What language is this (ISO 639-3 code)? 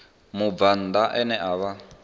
ven